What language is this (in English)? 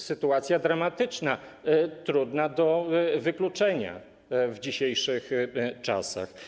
Polish